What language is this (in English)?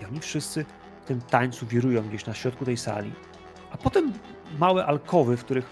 Polish